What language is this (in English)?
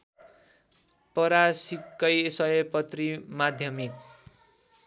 Nepali